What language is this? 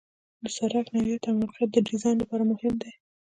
Pashto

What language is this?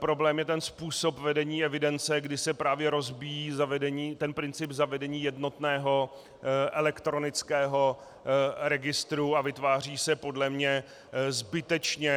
Czech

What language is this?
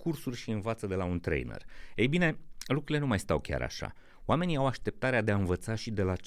Romanian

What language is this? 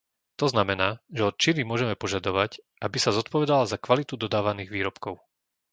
Slovak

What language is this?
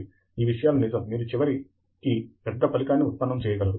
Telugu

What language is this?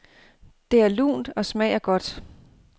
Danish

